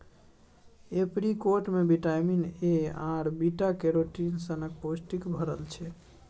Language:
Maithili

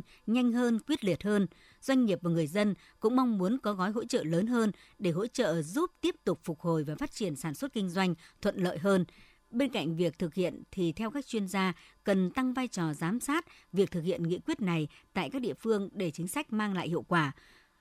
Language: Vietnamese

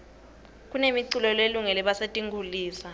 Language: Swati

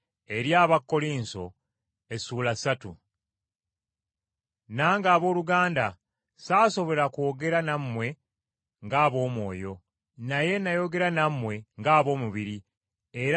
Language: Ganda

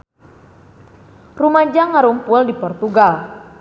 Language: Sundanese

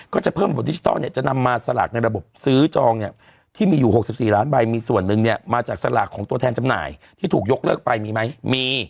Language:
Thai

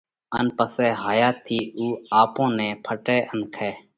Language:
Parkari Koli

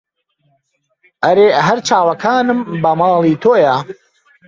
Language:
Central Kurdish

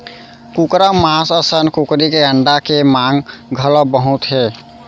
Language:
Chhattisgarhi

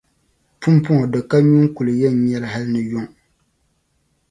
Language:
Dagbani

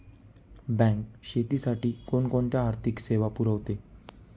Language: Marathi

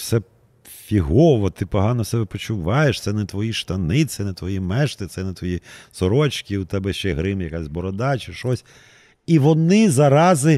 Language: Ukrainian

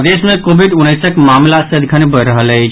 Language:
Maithili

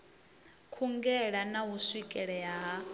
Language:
Venda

